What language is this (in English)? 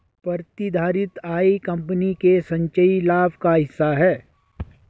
Hindi